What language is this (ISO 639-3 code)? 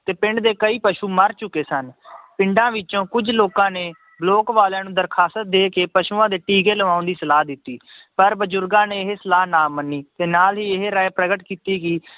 pan